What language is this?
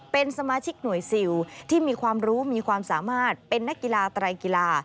Thai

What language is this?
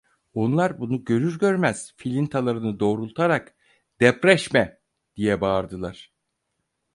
Turkish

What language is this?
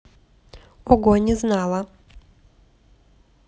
Russian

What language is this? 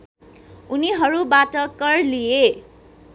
Nepali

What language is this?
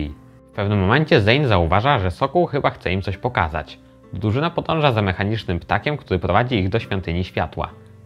Polish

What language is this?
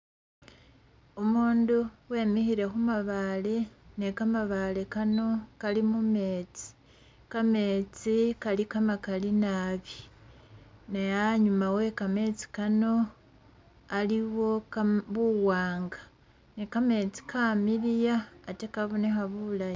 Masaaba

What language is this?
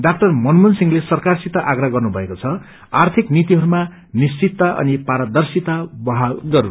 Nepali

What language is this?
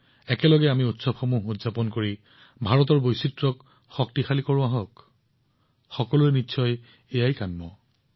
Assamese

